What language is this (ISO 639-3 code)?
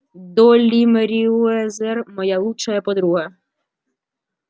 rus